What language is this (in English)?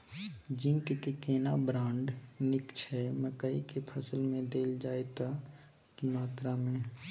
Maithili